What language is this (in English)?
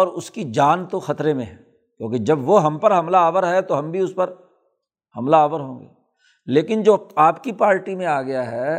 Urdu